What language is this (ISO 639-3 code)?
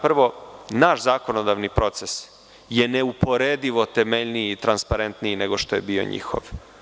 srp